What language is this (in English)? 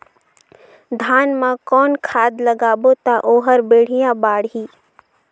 Chhattisgarhi